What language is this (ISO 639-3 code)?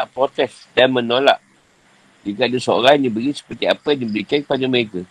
msa